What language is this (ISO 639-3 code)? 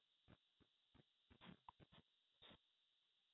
guj